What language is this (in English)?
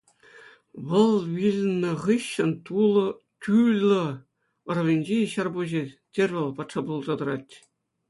Chuvash